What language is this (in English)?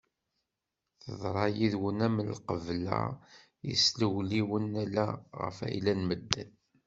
Kabyle